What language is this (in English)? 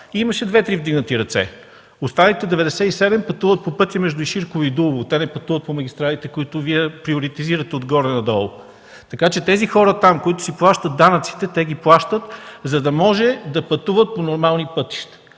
Bulgarian